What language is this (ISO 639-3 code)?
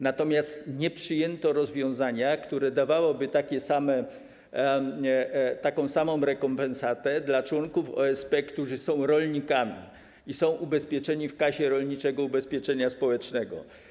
pol